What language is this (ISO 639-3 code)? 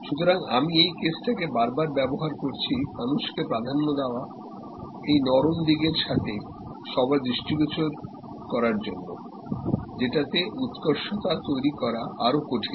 ben